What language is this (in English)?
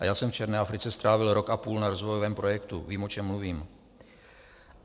Czech